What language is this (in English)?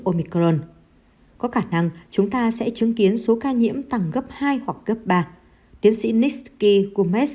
Vietnamese